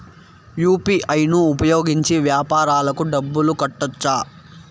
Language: Telugu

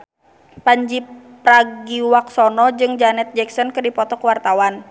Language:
Sundanese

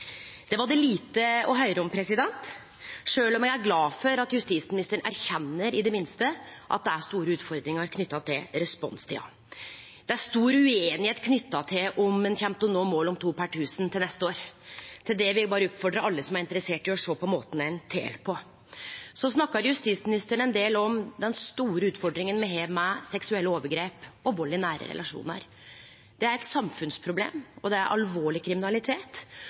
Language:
Norwegian Nynorsk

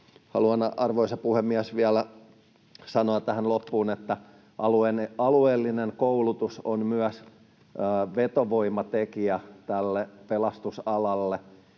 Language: Finnish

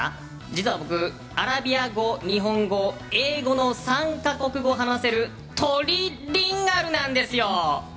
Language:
Japanese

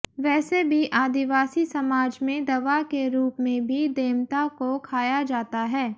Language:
Hindi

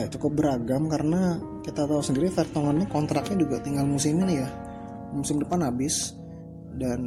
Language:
Indonesian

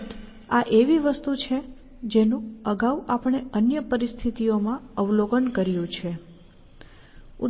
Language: Gujarati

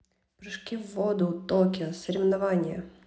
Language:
Russian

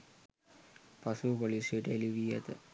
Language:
Sinhala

